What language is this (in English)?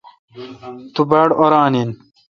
Kalkoti